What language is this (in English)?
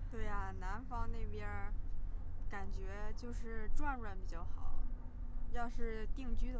Chinese